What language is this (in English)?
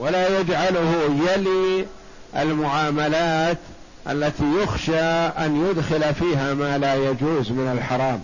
Arabic